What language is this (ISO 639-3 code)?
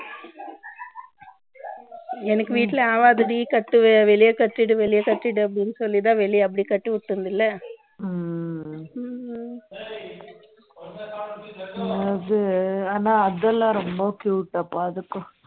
tam